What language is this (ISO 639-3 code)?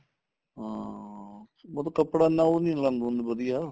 pan